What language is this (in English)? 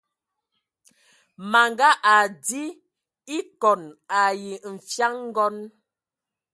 Ewondo